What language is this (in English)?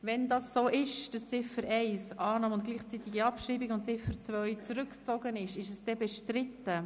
Swiss German